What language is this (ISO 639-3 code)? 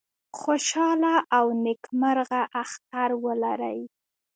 pus